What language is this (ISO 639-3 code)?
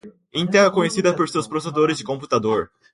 por